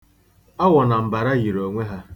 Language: Igbo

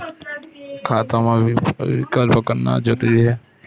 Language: Chhattisgarhi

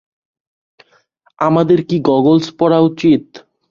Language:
Bangla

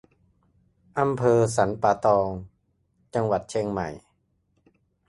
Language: Thai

